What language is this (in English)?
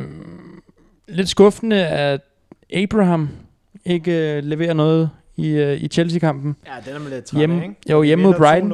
Danish